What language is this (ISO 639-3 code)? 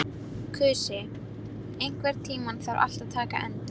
isl